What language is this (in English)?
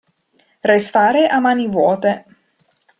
Italian